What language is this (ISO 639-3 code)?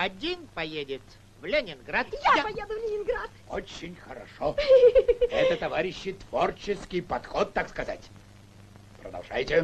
rus